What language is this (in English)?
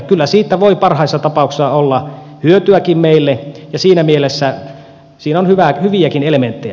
Finnish